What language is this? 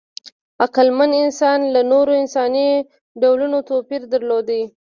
Pashto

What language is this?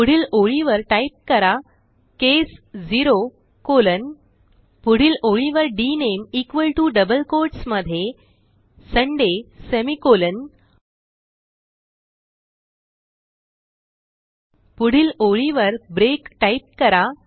Marathi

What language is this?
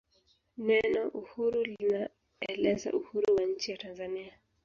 Swahili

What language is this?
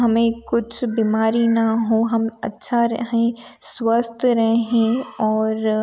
Hindi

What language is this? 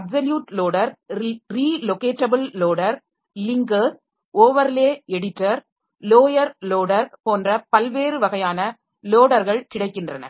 Tamil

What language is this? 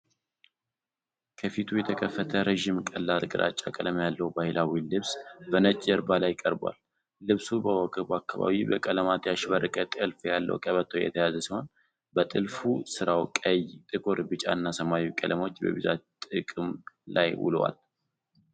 Amharic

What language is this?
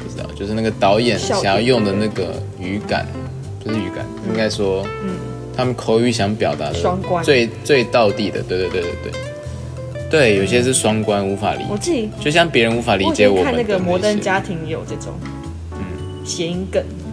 Chinese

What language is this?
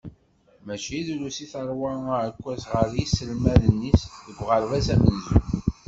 Kabyle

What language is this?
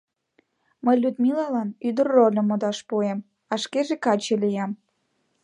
Mari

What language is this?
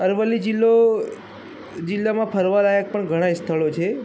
Gujarati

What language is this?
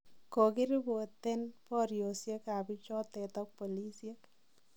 Kalenjin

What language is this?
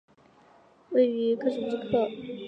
Chinese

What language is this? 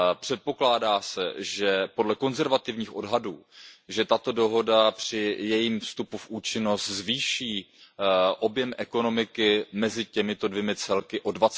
Czech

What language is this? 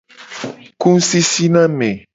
Gen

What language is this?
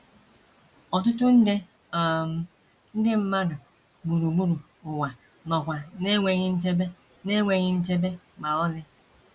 Igbo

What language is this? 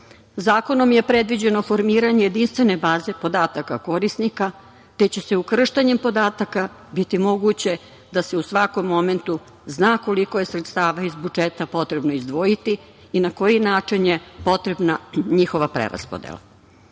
Serbian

